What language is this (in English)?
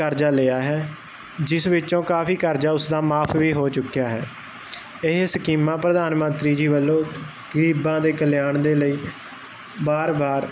Punjabi